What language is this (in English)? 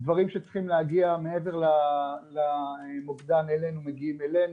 Hebrew